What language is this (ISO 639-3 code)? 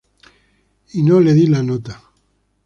spa